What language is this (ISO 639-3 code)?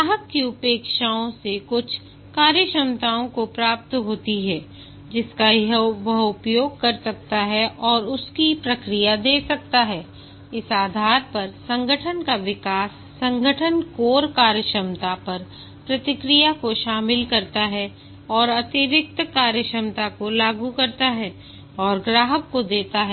hin